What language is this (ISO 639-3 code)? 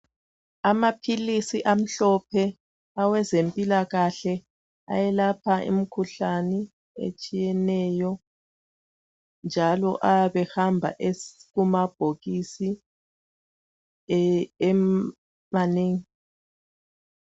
nde